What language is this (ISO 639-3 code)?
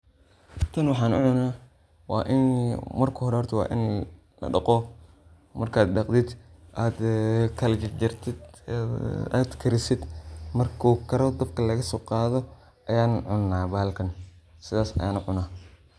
som